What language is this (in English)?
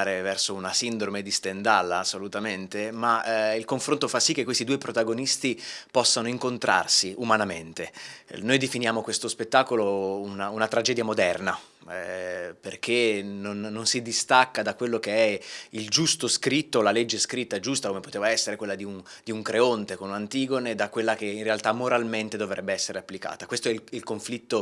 Italian